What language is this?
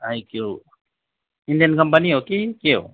Nepali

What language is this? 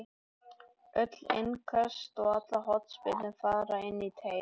Icelandic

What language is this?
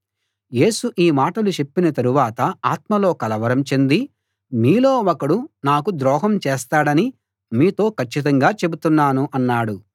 Telugu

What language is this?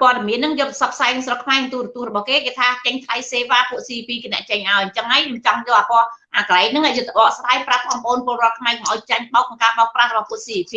Vietnamese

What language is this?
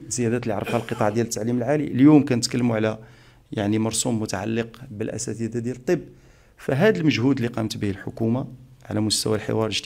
Arabic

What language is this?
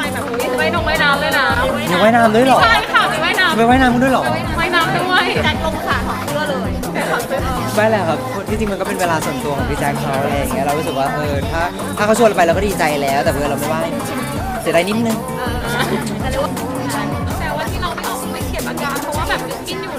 Thai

